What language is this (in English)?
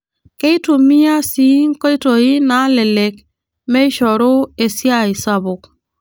Masai